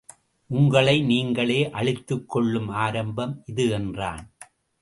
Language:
Tamil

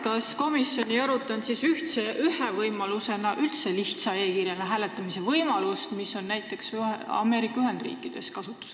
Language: Estonian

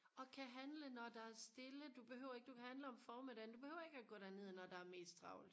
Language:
Danish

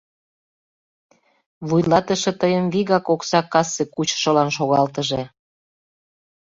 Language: Mari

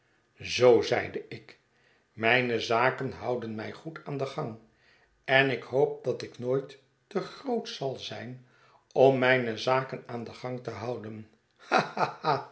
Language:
Dutch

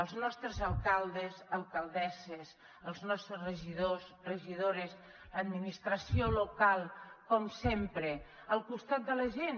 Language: Catalan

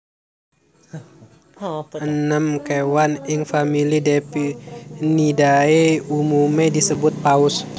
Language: Javanese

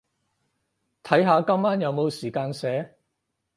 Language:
Cantonese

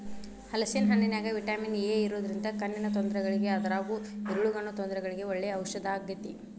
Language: Kannada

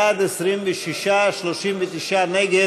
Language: Hebrew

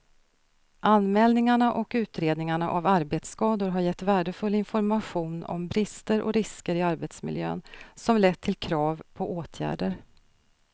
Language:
Swedish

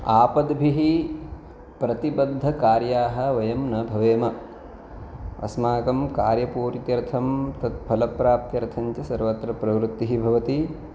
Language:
Sanskrit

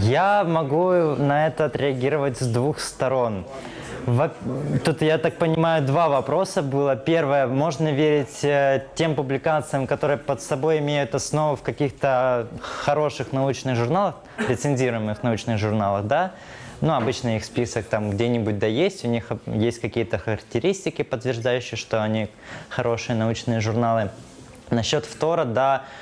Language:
Russian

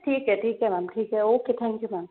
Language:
Hindi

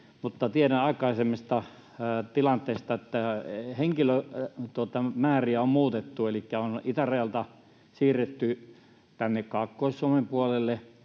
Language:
Finnish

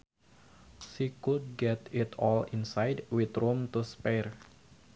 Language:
Sundanese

